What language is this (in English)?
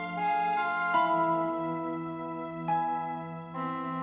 Indonesian